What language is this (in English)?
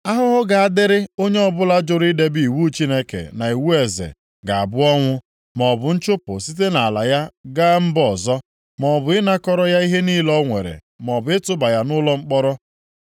Igbo